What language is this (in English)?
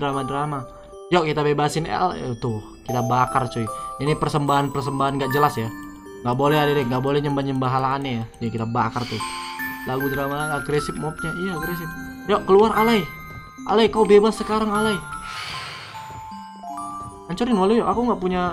Indonesian